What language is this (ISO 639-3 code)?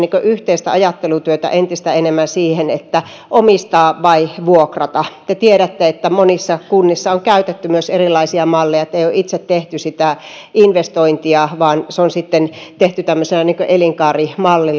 fin